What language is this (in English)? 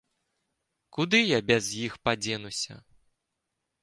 Belarusian